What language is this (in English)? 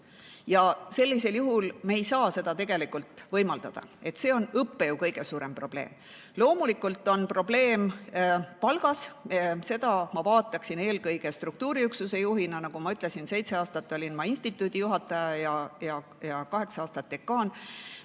Estonian